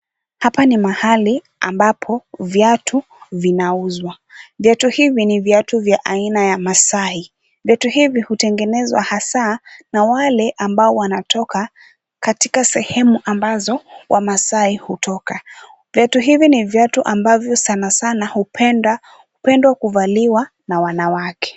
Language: Swahili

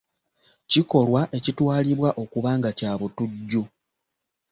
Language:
Ganda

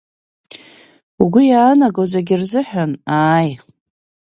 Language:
Abkhazian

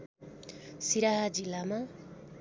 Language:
Nepali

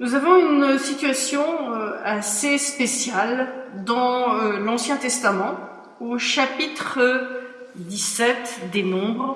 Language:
French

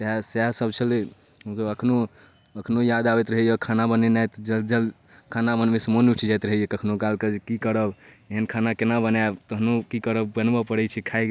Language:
Maithili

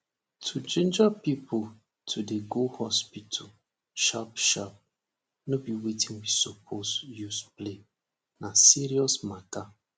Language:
Nigerian Pidgin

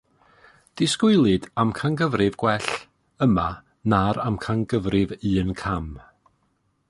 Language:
Welsh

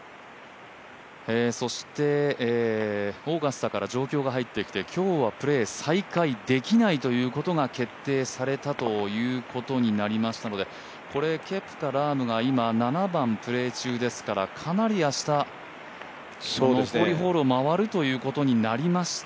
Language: Japanese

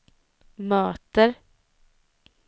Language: Swedish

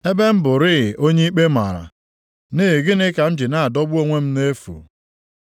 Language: Igbo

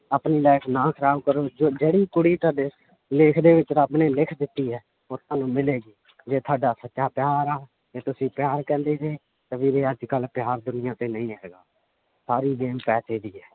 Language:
Punjabi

